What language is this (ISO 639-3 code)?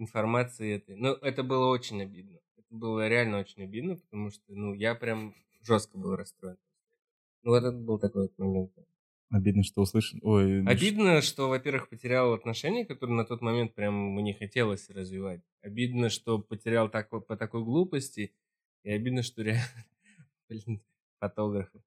rus